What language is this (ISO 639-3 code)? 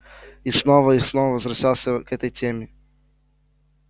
rus